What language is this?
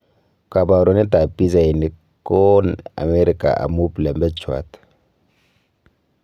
Kalenjin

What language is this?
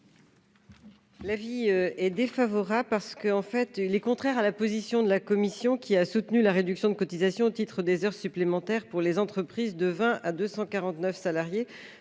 French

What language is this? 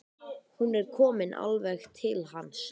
Icelandic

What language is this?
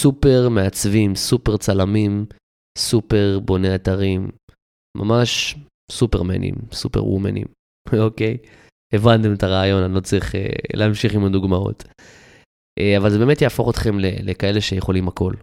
Hebrew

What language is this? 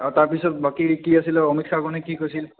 Assamese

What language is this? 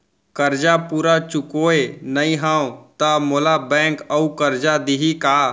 Chhattisgarhi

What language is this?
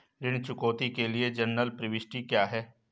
Hindi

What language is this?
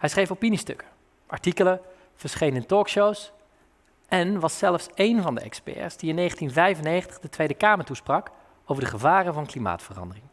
Dutch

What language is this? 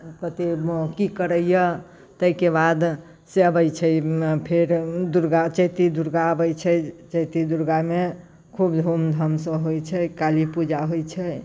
Maithili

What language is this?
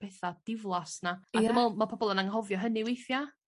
Welsh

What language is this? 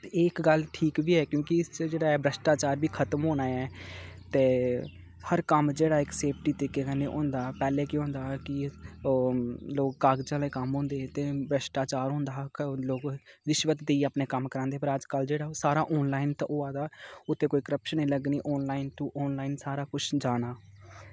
Dogri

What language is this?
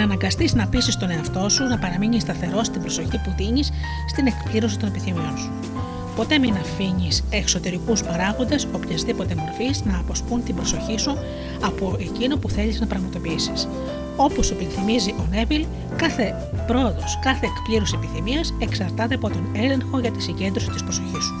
Greek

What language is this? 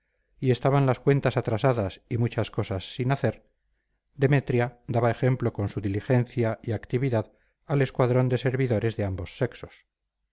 Spanish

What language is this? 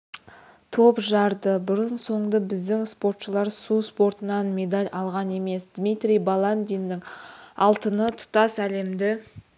Kazakh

